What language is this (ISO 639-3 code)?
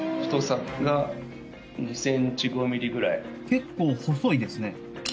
jpn